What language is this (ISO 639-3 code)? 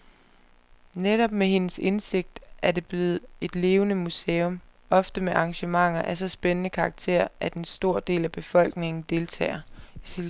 dan